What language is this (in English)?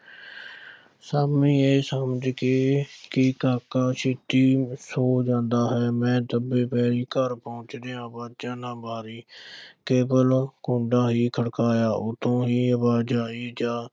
Punjabi